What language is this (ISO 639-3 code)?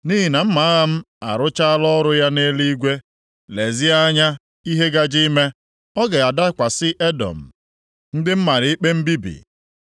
ibo